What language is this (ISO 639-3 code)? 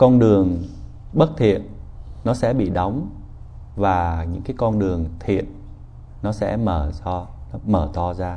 vie